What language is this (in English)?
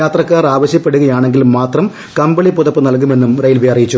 Malayalam